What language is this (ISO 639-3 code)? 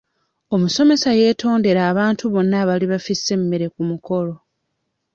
lug